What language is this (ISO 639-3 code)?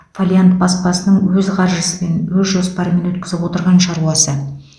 kaz